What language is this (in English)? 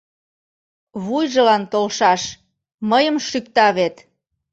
Mari